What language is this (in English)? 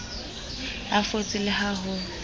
Southern Sotho